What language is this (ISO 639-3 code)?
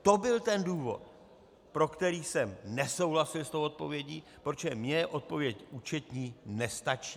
ces